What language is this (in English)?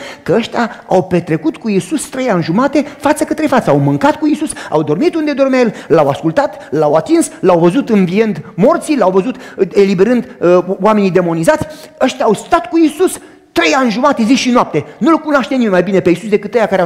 Romanian